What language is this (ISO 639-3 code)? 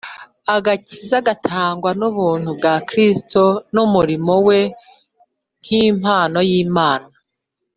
kin